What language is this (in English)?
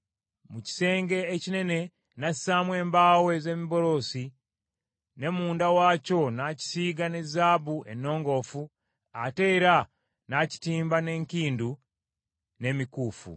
Ganda